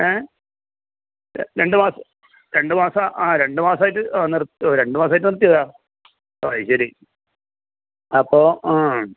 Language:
Malayalam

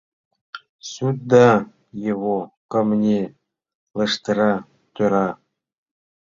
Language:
Mari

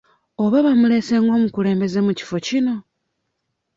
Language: Ganda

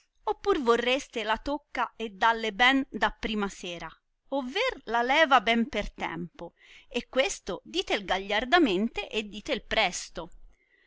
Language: Italian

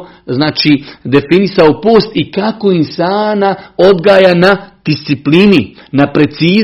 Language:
Croatian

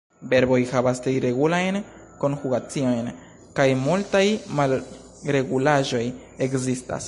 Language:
Esperanto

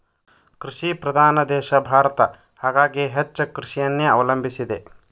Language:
Kannada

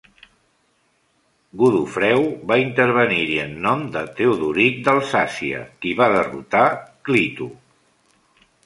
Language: Catalan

